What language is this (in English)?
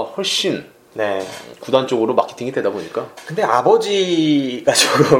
Korean